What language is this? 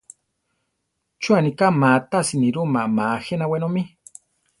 Central Tarahumara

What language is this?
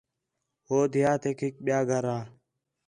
Khetrani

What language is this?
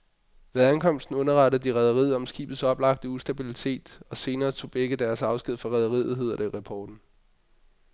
Danish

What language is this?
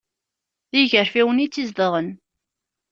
Kabyle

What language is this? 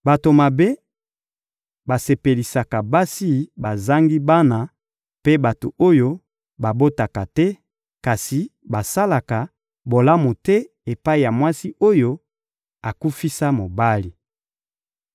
Lingala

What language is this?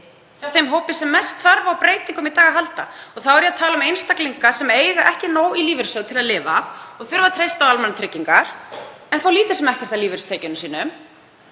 Icelandic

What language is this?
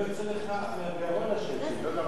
Hebrew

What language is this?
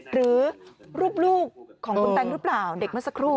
Thai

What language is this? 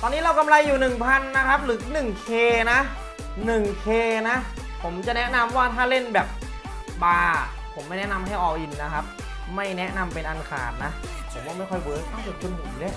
Thai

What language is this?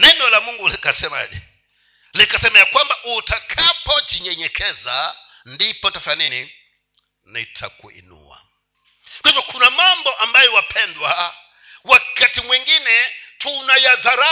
Swahili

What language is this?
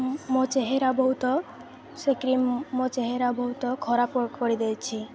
Odia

